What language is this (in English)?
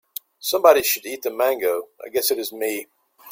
English